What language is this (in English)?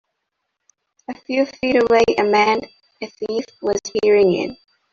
English